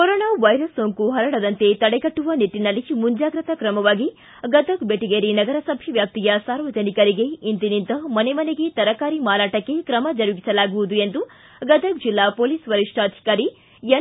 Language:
Kannada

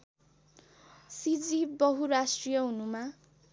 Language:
Nepali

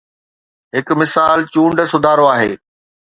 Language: Sindhi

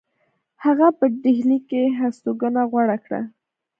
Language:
Pashto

